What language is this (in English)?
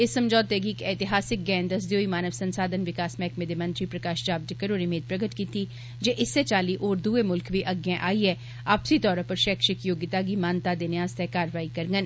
Dogri